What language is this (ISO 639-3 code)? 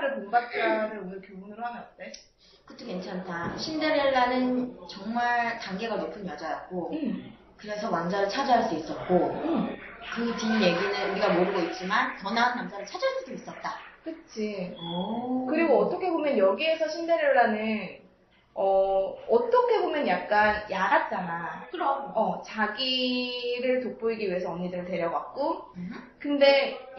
kor